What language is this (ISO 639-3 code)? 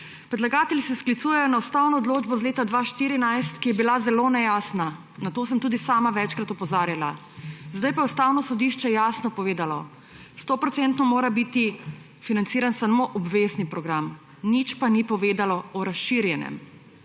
slv